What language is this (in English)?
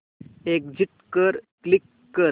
Marathi